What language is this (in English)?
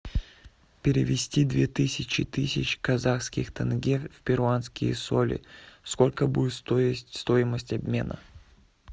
Russian